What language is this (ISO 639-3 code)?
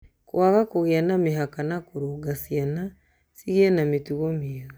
kik